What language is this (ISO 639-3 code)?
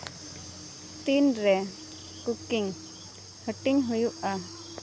sat